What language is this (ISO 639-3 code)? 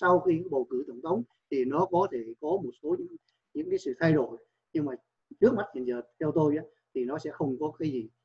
vie